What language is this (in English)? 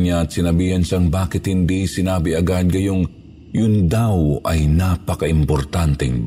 Filipino